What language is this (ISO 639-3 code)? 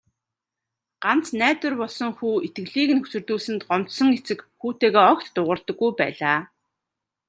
mon